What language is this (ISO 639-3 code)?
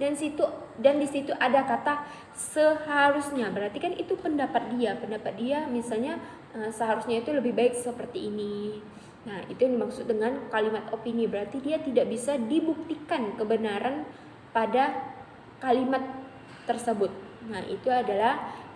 ind